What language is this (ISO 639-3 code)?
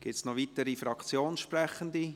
gsw